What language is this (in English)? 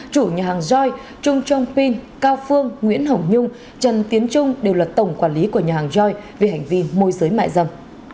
Vietnamese